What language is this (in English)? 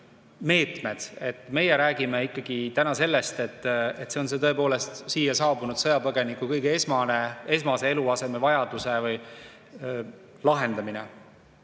Estonian